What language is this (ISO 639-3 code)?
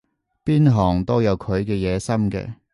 yue